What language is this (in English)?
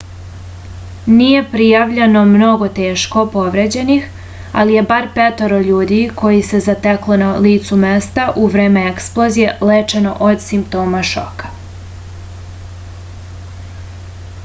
Serbian